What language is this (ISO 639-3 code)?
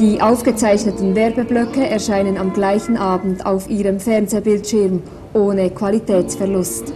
deu